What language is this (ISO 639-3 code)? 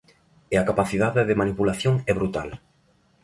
glg